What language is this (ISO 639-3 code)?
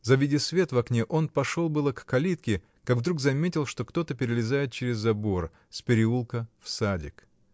rus